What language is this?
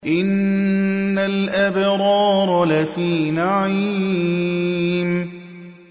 Arabic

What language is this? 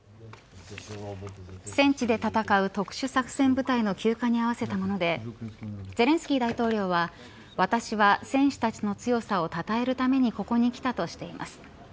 Japanese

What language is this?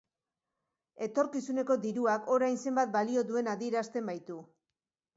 Basque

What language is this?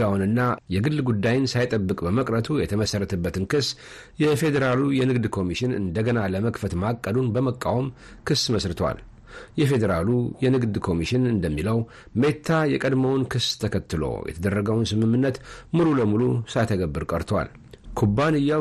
Amharic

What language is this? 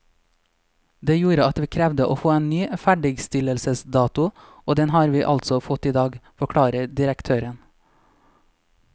Norwegian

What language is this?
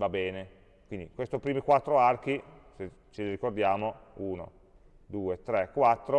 Italian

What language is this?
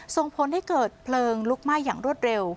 Thai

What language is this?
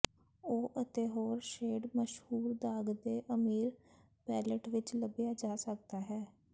Punjabi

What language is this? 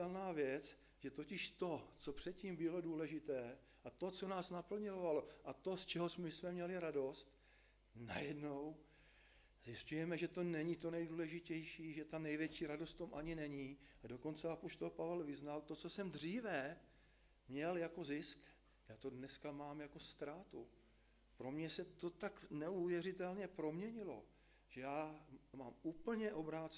Czech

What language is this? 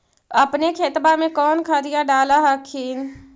Magahi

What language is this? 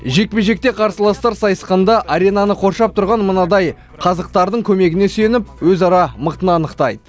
Kazakh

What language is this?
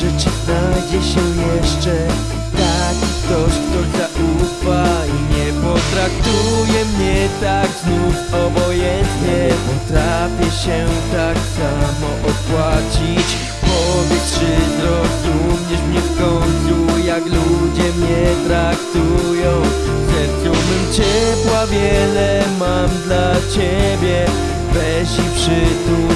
Polish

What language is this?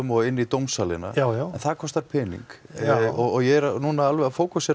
Icelandic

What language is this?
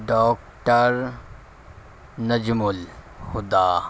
Urdu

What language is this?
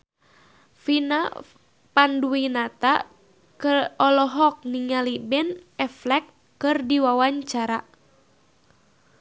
Sundanese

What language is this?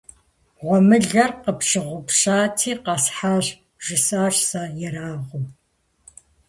Kabardian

